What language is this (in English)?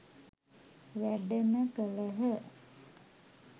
Sinhala